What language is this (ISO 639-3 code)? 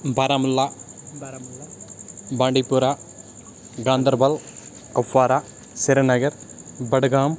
kas